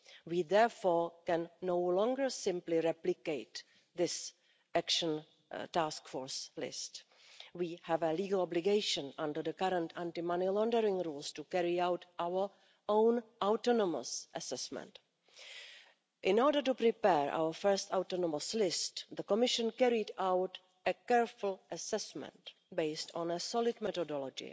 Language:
English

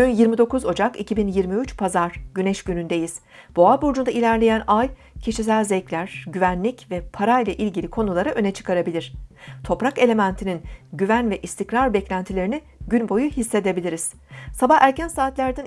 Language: Turkish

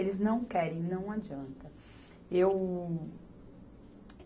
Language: Portuguese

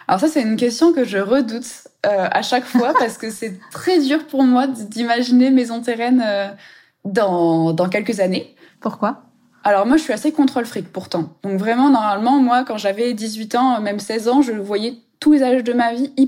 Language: French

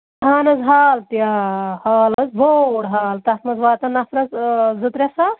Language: Kashmiri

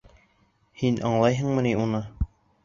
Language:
Bashkir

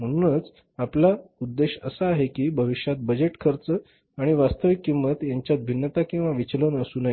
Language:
Marathi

